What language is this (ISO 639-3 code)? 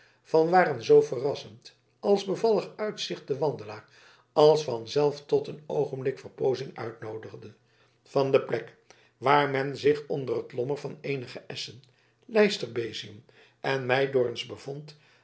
nld